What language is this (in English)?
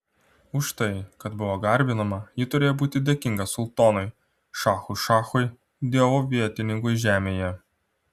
Lithuanian